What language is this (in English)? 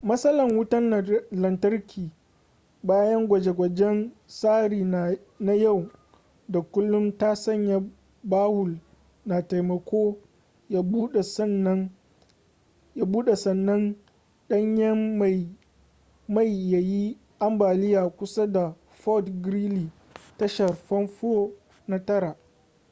Hausa